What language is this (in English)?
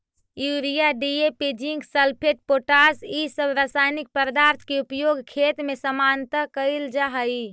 Magahi